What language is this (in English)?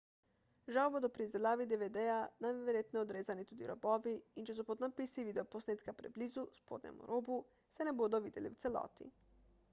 Slovenian